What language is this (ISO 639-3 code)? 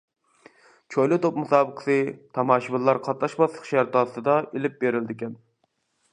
uig